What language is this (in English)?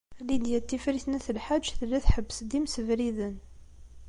Kabyle